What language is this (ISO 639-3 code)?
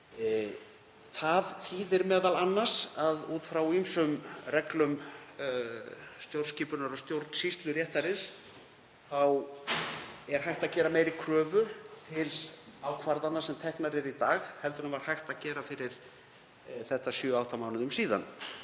isl